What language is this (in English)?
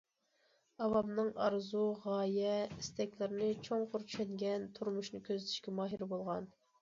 Uyghur